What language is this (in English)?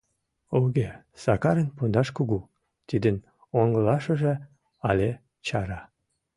Mari